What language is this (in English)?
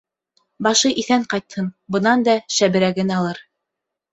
Bashkir